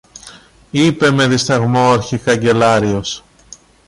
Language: Greek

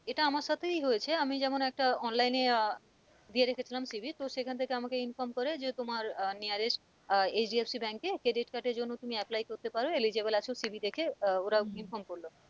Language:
Bangla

